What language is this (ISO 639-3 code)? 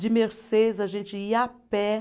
por